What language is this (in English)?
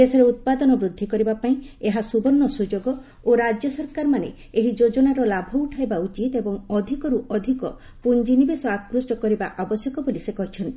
Odia